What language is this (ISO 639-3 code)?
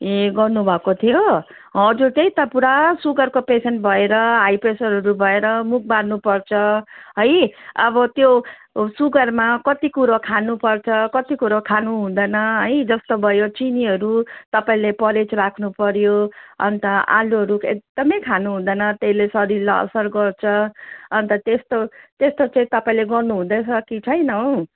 nep